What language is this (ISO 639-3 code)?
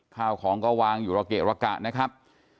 tha